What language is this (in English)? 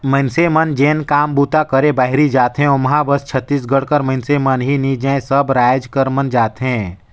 Chhattisgarhi